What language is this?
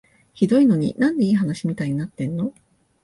Japanese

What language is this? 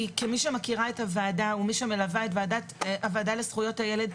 Hebrew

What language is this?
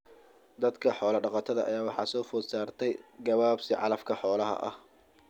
Somali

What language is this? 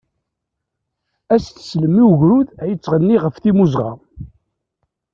Kabyle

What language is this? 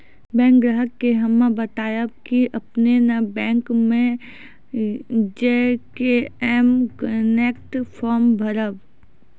Maithili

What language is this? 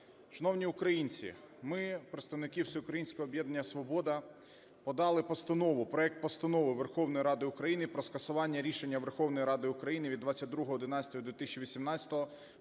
Ukrainian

